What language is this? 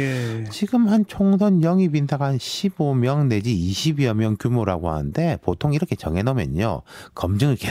Korean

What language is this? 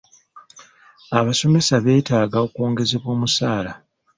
Ganda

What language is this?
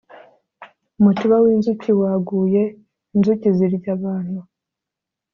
Kinyarwanda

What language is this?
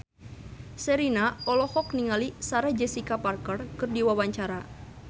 Sundanese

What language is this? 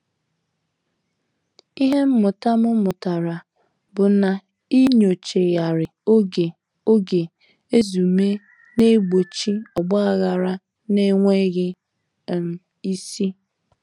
Igbo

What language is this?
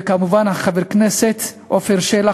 Hebrew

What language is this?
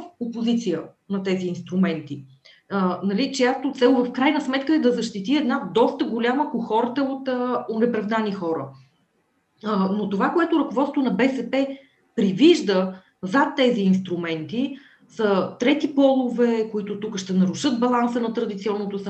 Bulgarian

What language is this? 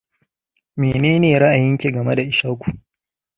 Hausa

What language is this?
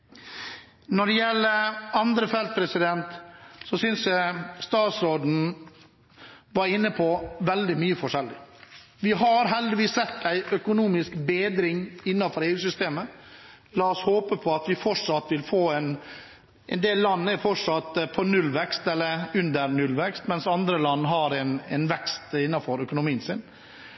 Norwegian Bokmål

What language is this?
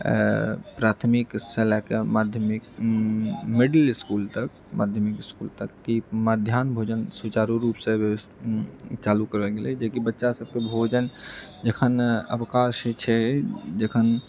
Maithili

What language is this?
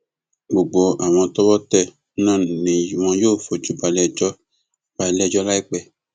Yoruba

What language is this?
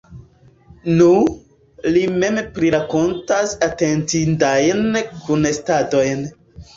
Esperanto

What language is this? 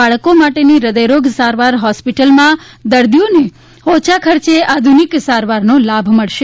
Gujarati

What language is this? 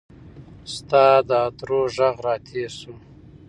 Pashto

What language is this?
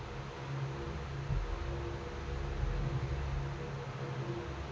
Kannada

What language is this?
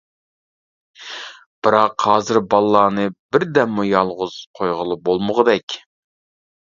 Uyghur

